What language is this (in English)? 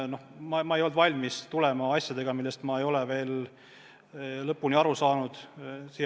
Estonian